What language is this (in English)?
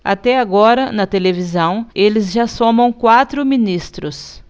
Portuguese